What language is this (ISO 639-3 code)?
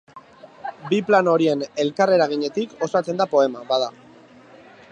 eus